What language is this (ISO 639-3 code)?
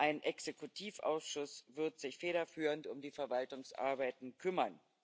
deu